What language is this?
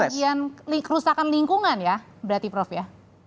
Indonesian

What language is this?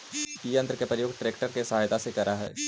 Magahi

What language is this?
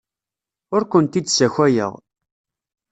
Kabyle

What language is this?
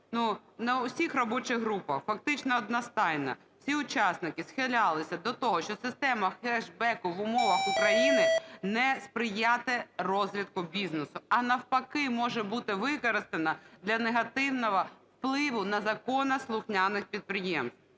Ukrainian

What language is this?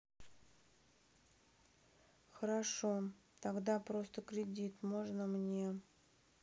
Russian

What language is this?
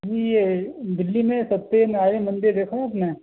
Urdu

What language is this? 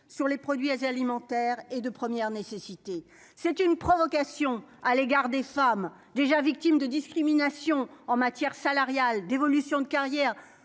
French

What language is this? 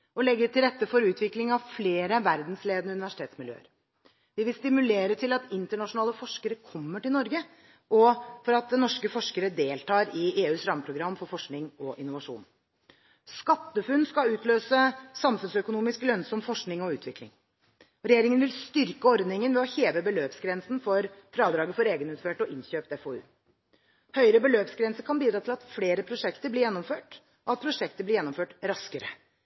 Norwegian Bokmål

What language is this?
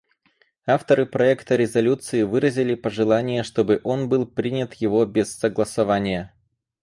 Russian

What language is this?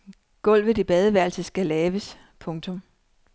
Danish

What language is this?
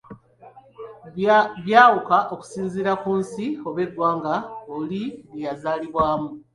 Ganda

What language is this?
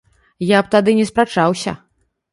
Belarusian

